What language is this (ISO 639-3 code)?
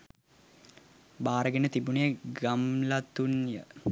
sin